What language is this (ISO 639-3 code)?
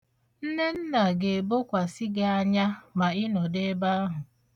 ibo